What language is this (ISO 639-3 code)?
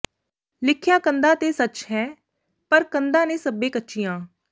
pan